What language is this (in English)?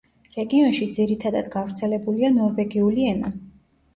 Georgian